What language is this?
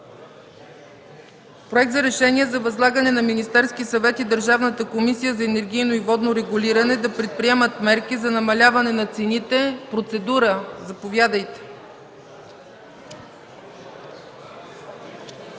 Bulgarian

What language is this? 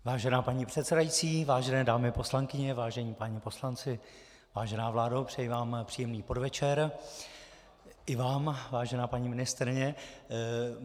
Czech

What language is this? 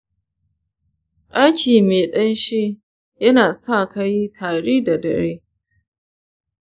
Hausa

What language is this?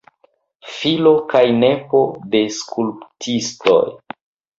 Esperanto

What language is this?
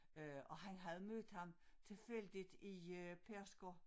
Danish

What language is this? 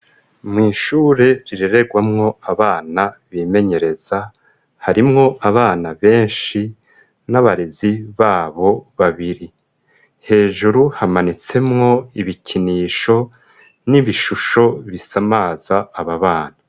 Rundi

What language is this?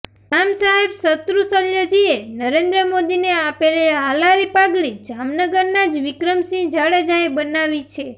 Gujarati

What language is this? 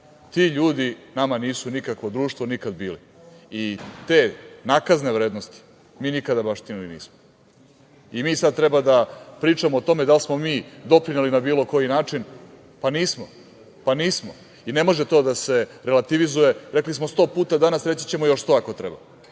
Serbian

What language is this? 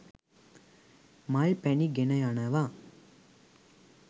Sinhala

